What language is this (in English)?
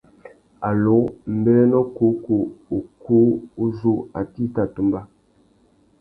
Tuki